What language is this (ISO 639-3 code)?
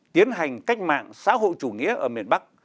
vie